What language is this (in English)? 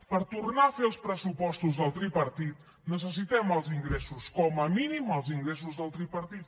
Catalan